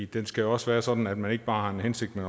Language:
Danish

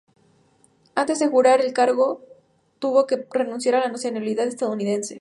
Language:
Spanish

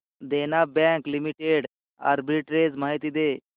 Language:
Marathi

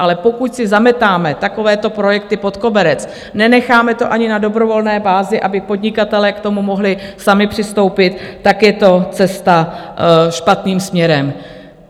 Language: Czech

